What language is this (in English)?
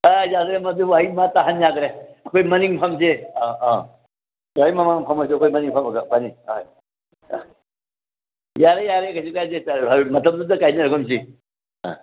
Manipuri